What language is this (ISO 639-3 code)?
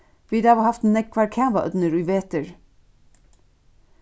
fao